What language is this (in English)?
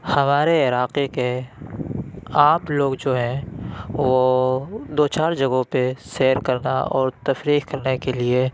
Urdu